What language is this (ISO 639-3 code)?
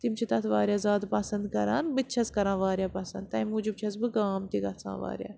kas